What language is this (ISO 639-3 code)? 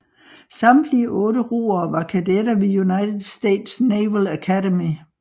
dan